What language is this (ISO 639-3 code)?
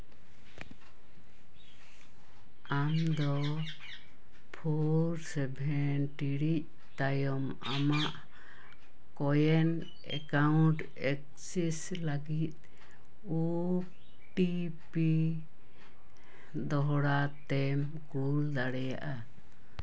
sat